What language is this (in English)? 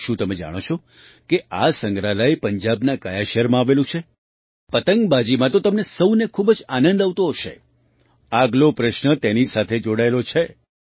Gujarati